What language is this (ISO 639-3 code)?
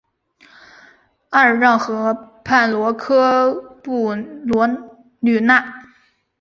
zho